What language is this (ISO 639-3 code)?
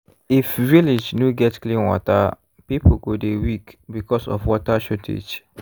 pcm